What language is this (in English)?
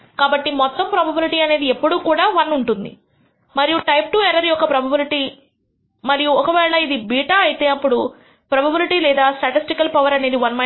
Telugu